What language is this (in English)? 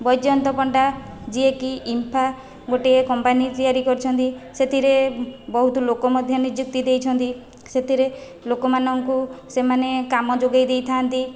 Odia